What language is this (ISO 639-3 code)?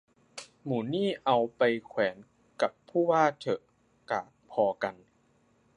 tha